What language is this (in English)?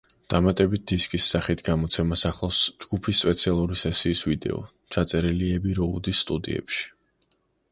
Georgian